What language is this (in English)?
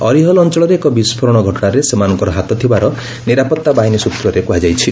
Odia